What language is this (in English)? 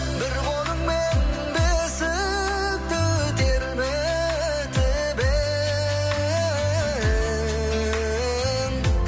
Kazakh